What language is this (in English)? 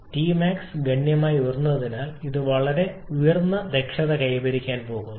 Malayalam